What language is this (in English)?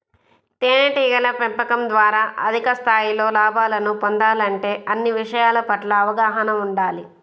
Telugu